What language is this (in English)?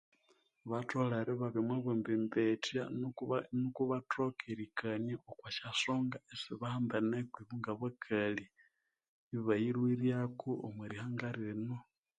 Konzo